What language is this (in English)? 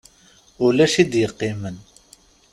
Kabyle